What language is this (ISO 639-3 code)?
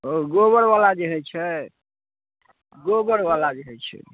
mai